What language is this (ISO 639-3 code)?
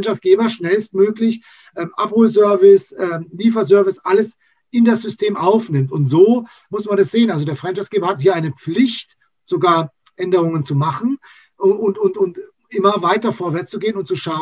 deu